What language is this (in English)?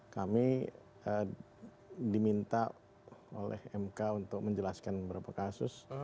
Indonesian